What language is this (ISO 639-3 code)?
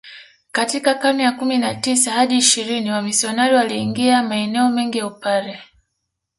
swa